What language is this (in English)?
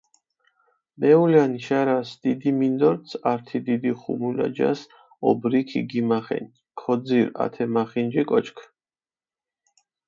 Mingrelian